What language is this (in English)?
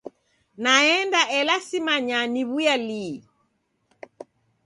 Taita